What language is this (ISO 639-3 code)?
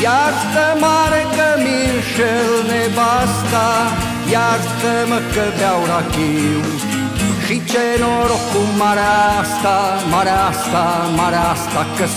ron